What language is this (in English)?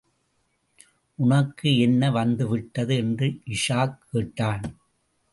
Tamil